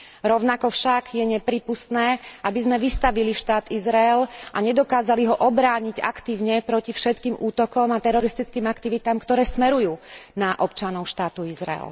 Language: Slovak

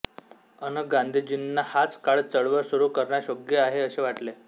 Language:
Marathi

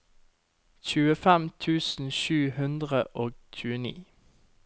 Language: Norwegian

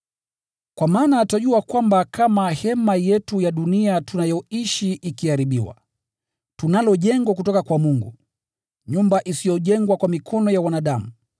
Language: Swahili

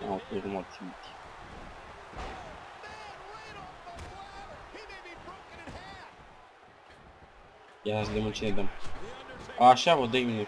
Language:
Romanian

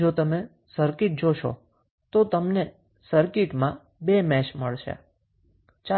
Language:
Gujarati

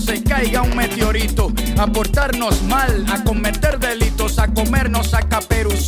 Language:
Spanish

